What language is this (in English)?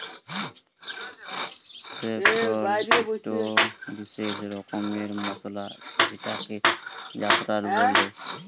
Bangla